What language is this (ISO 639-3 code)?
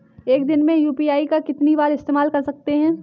hin